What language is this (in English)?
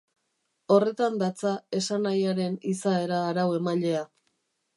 Basque